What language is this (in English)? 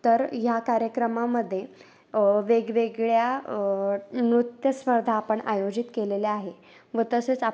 Marathi